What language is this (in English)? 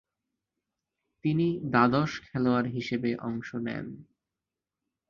Bangla